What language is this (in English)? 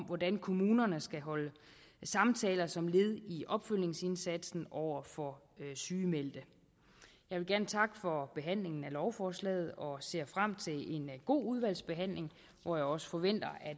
Danish